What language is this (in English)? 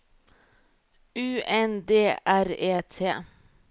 Norwegian